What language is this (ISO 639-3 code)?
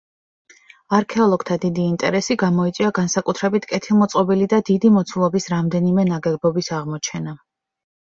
kat